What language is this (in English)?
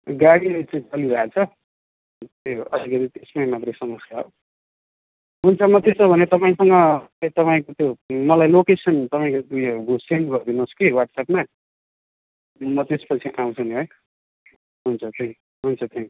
Nepali